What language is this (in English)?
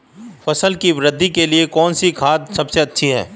Hindi